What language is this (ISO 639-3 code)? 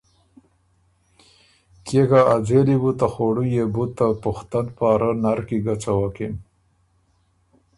oru